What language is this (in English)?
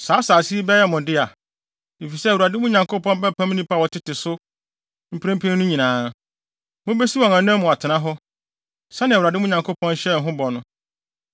Akan